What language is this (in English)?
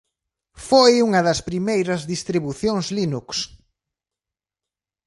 Galician